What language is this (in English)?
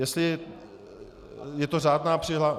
Czech